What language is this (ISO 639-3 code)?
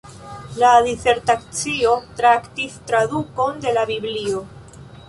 epo